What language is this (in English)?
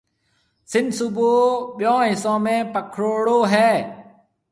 Marwari (Pakistan)